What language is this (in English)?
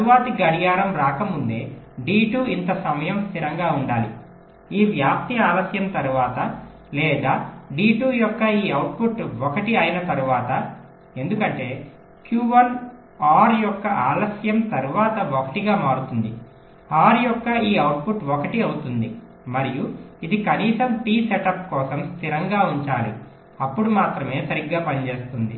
Telugu